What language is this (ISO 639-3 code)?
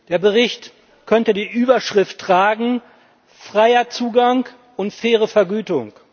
deu